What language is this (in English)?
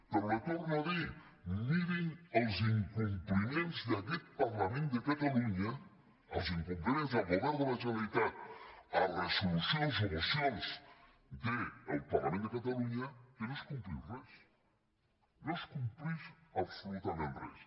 Catalan